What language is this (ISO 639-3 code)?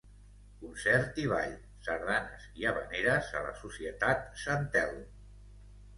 cat